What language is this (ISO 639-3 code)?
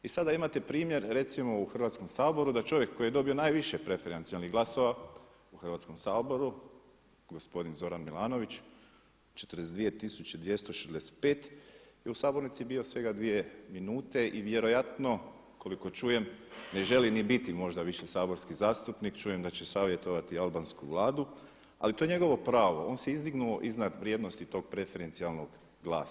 hrv